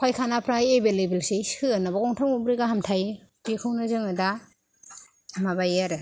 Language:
Bodo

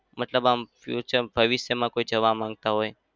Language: Gujarati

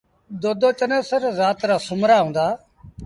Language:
Sindhi Bhil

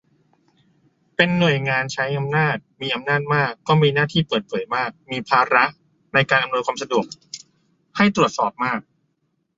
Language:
Thai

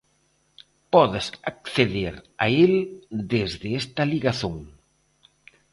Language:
Galician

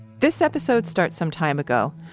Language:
English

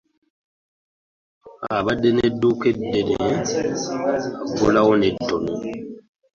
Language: Ganda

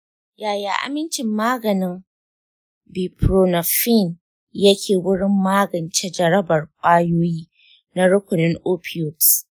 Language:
Hausa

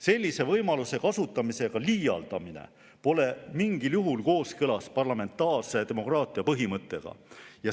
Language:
Estonian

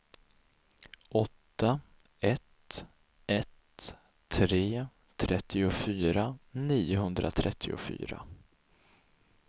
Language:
Swedish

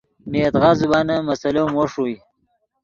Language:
Yidgha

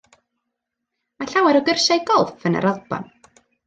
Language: Welsh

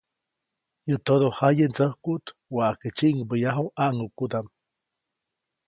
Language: Copainalá Zoque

